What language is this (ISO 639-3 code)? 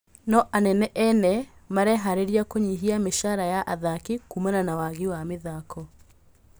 kik